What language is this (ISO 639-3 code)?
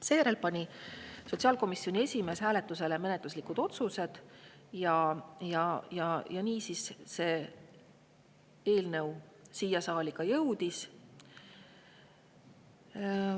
est